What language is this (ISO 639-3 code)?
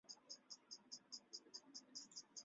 zho